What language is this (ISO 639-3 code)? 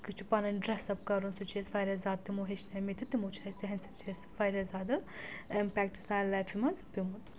kas